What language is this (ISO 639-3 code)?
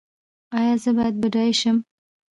pus